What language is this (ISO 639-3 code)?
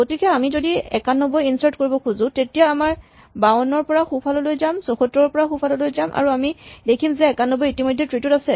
asm